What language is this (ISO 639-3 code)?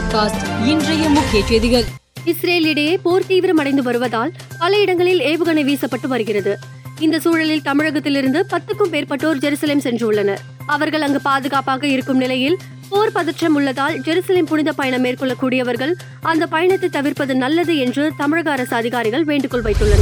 tam